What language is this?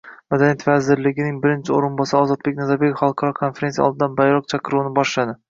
Uzbek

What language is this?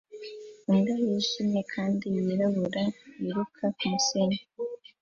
Kinyarwanda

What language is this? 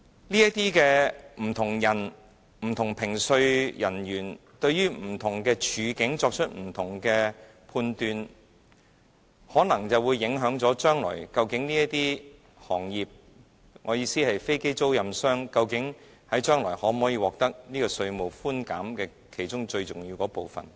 Cantonese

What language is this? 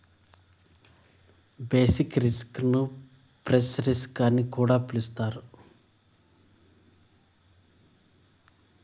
Telugu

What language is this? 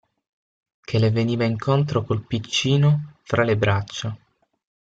Italian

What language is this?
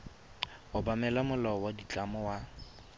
Tswana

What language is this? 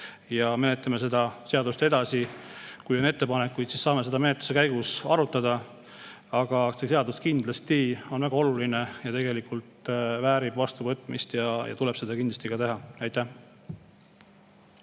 Estonian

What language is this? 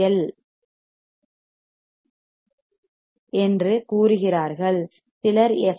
Tamil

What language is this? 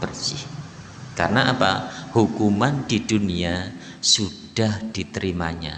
Indonesian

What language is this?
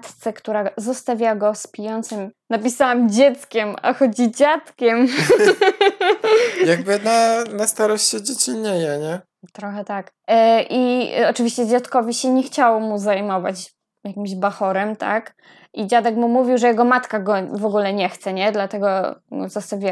Polish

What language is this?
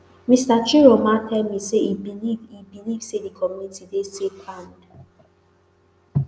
Nigerian Pidgin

